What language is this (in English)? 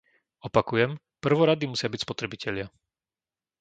Slovak